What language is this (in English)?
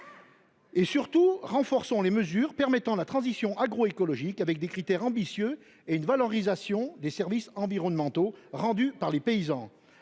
French